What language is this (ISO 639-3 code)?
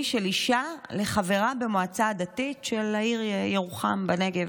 heb